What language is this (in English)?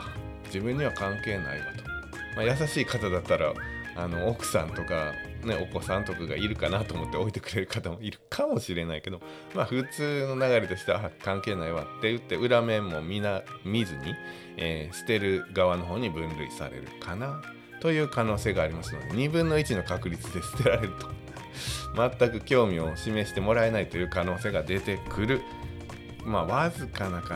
Japanese